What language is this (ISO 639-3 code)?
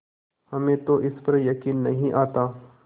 hin